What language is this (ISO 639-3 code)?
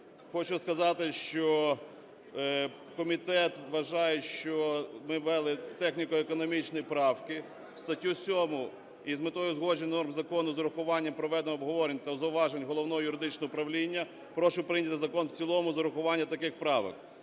ukr